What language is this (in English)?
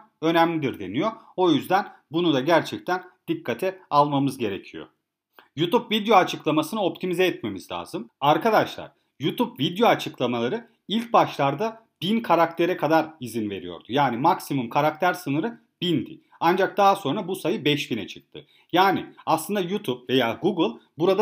Turkish